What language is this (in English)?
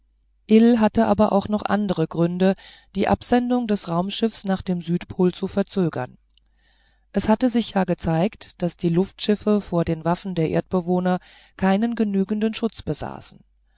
German